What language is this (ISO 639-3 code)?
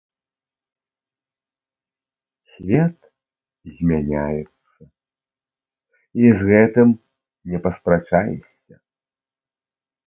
bel